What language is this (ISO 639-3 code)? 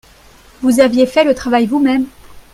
fra